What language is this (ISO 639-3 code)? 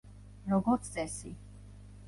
kat